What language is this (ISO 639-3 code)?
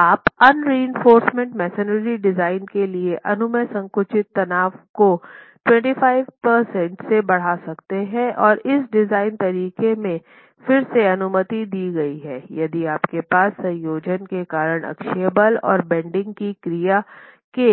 hin